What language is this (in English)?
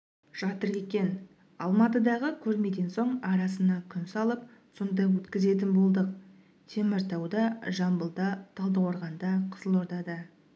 Kazakh